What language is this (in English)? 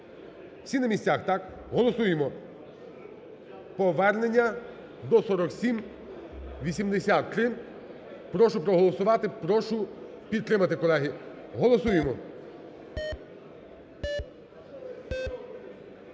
Ukrainian